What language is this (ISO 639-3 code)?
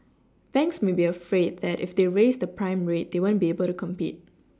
eng